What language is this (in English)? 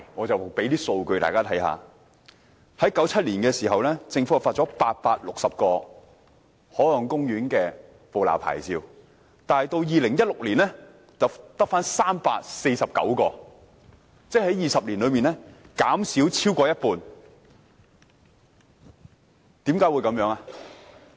Cantonese